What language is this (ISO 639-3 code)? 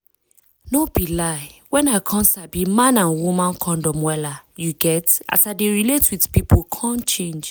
pcm